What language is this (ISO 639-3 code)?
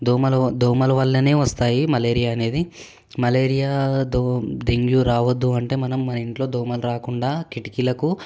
tel